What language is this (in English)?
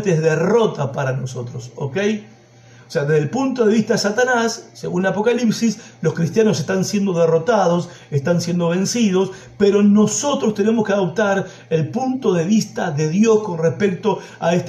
Spanish